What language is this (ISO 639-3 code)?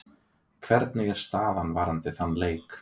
isl